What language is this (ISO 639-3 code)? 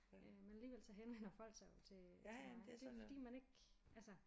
dan